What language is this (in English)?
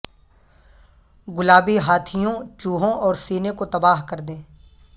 Urdu